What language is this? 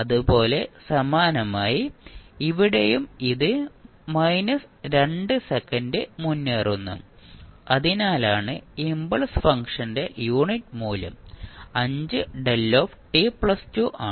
Malayalam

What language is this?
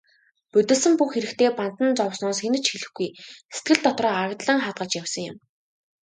Mongolian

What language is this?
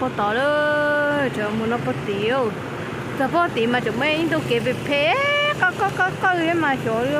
Thai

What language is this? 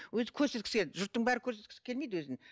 Kazakh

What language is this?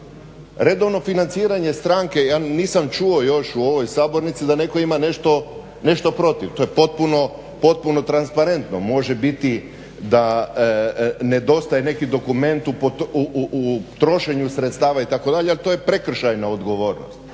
Croatian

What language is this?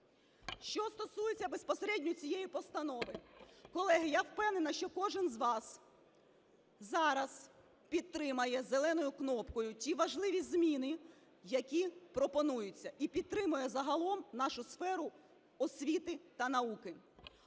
Ukrainian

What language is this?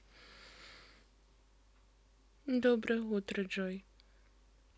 Russian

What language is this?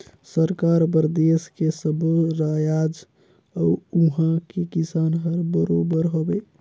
Chhattisgarhi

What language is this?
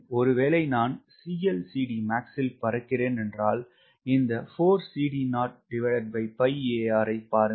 Tamil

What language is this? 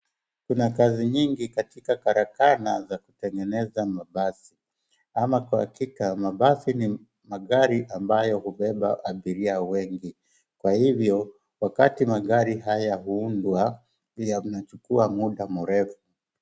Swahili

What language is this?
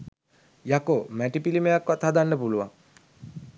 Sinhala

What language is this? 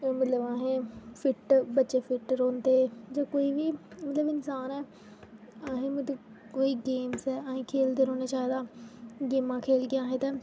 Dogri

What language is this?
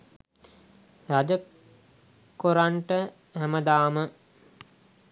Sinhala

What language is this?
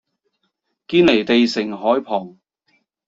Cantonese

